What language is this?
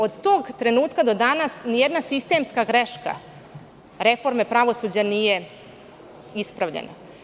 Serbian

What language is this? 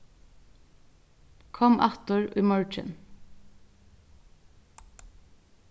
Faroese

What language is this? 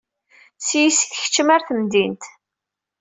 Kabyle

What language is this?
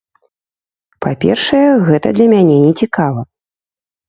Belarusian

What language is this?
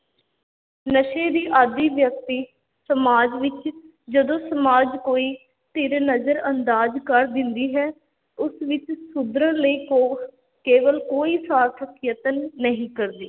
Punjabi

